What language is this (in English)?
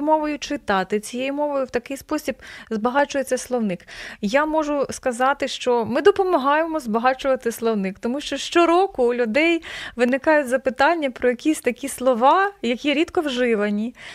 Ukrainian